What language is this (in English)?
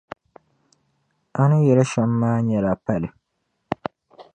Dagbani